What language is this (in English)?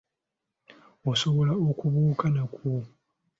Ganda